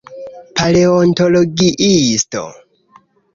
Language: Esperanto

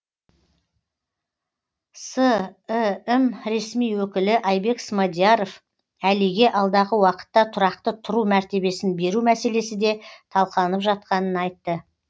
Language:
Kazakh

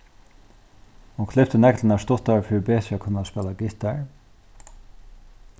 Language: Faroese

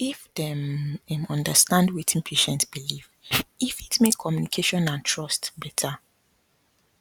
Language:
Nigerian Pidgin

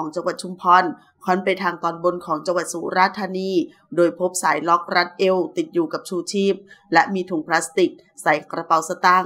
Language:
Thai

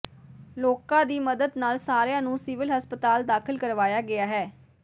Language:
Punjabi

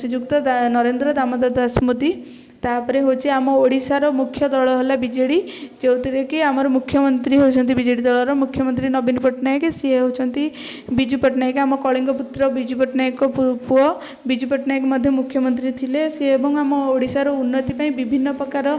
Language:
Odia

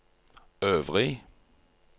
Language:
Norwegian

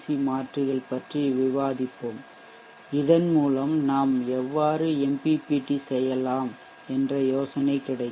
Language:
Tamil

